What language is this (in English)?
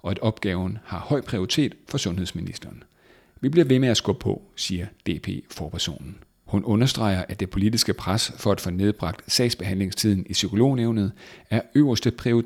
Danish